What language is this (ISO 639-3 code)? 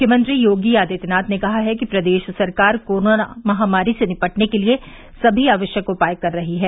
hin